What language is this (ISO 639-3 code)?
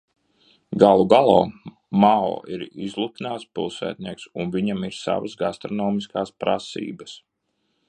lav